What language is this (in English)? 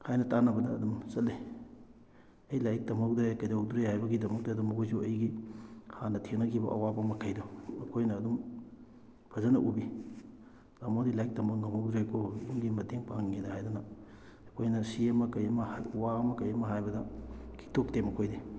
Manipuri